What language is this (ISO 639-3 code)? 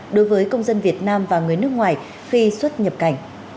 vie